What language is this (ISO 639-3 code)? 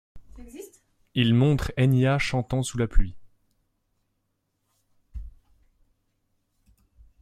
fra